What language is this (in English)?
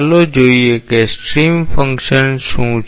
Gujarati